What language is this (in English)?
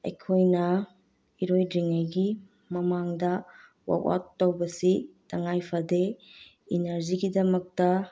Manipuri